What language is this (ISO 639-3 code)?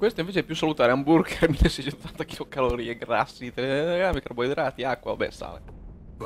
ita